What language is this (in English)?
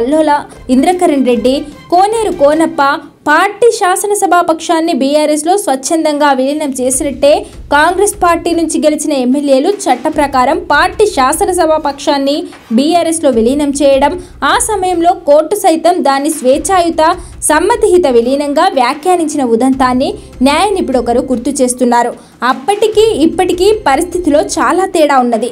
Telugu